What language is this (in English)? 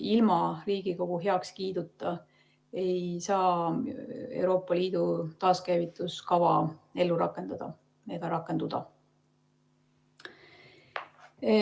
Estonian